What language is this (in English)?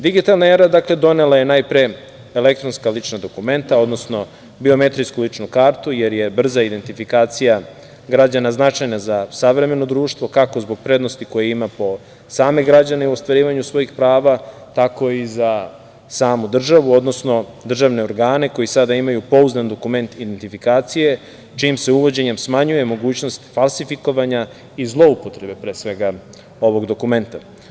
Serbian